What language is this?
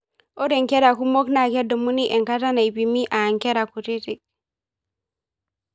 Masai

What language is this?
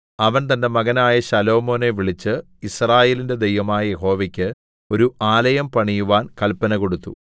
Malayalam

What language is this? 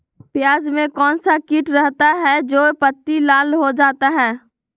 Magahi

